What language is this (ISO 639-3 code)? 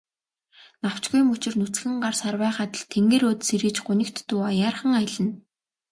mon